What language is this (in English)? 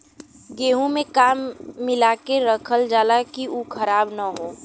Bhojpuri